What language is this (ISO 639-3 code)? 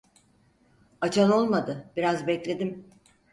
tur